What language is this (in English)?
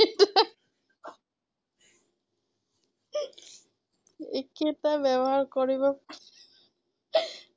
Assamese